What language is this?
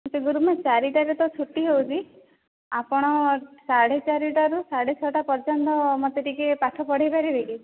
Odia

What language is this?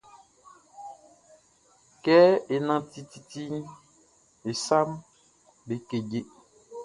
Baoulé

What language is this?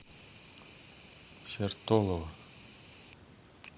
Russian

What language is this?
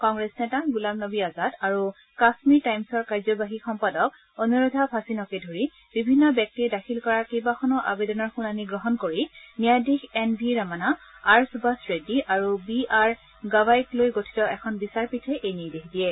Assamese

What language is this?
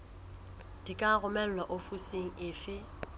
Southern Sotho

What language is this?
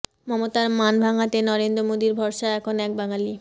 Bangla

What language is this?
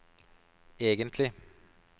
Norwegian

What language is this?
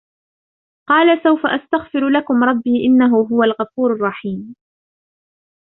Arabic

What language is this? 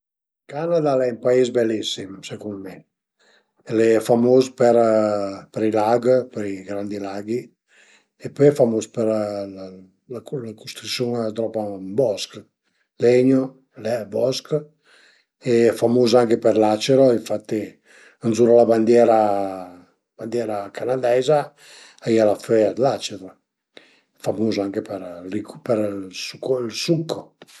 Piedmontese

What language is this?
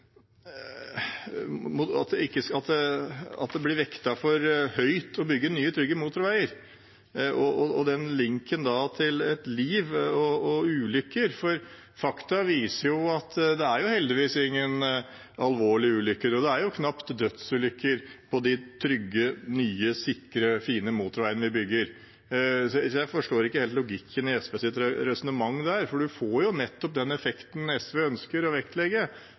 Norwegian Bokmål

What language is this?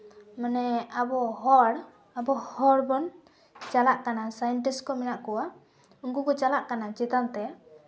Santali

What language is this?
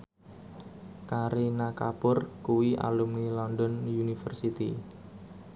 Javanese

